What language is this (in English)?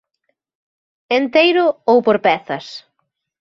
Galician